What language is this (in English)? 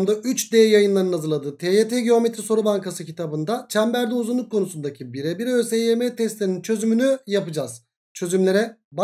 Turkish